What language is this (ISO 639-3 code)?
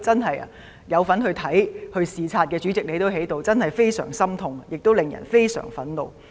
yue